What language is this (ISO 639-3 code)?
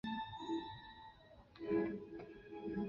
zho